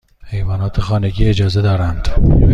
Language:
Persian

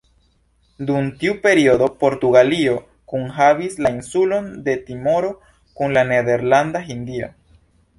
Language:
Esperanto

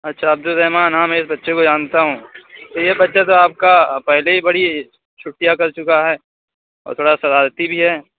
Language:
Urdu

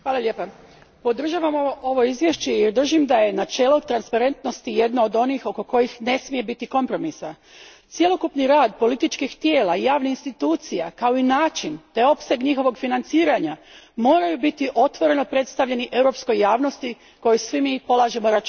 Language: Croatian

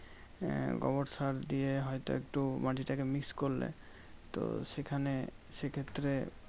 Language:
Bangla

